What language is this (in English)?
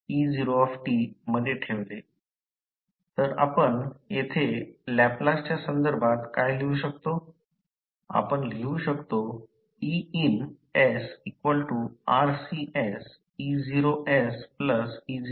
Marathi